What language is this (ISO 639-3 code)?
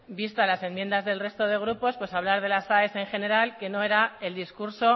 spa